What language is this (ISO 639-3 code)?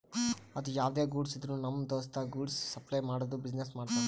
kan